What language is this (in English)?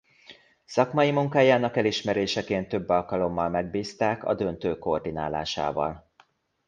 Hungarian